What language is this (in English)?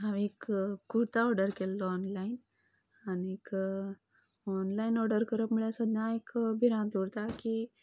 Konkani